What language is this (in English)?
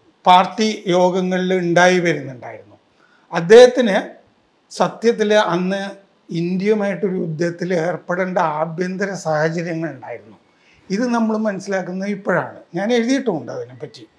Malayalam